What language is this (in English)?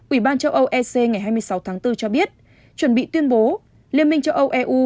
Vietnamese